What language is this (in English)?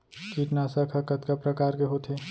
Chhattisgarhi